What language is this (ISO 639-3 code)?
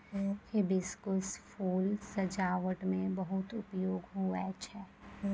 mai